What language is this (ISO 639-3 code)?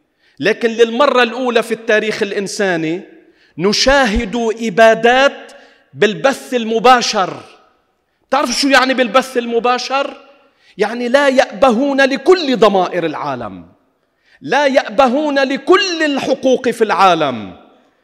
ara